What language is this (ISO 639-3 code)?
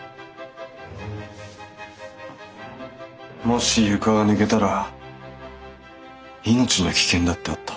jpn